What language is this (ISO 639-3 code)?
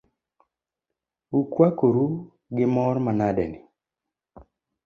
luo